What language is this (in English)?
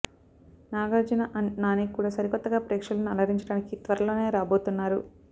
Telugu